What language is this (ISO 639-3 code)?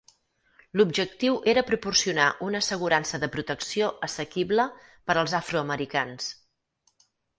cat